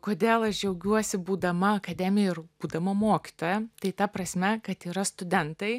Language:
Lithuanian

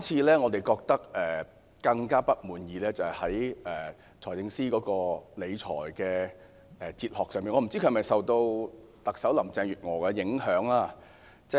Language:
Cantonese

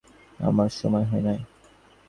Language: Bangla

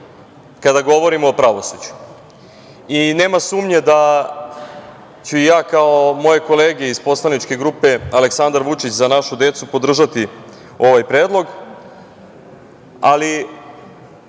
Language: Serbian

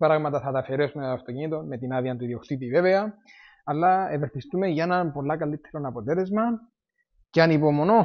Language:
Greek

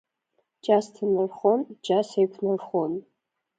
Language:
Abkhazian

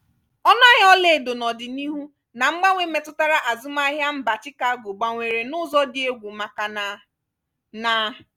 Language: Igbo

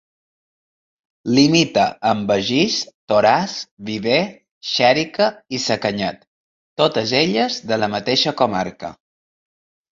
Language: Catalan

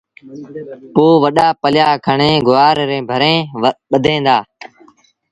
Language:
Sindhi Bhil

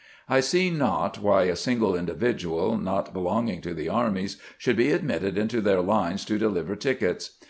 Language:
English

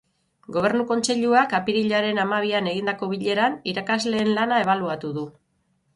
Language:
Basque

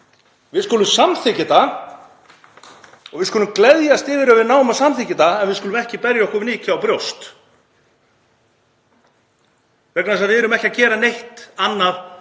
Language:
Icelandic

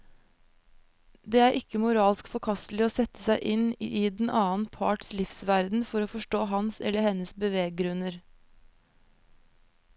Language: Norwegian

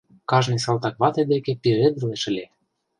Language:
Mari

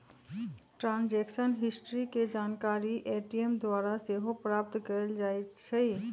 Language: Magahi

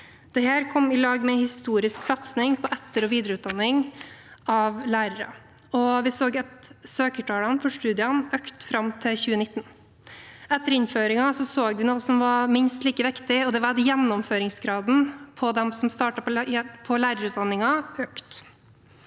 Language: Norwegian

